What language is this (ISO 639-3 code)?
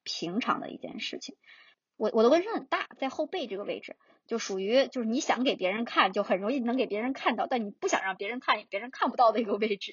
zho